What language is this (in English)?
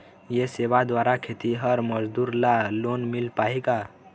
Chhattisgarhi